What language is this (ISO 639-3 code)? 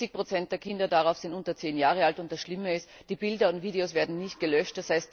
deu